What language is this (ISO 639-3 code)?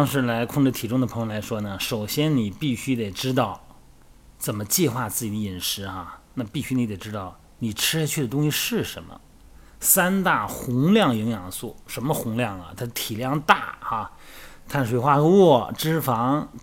zho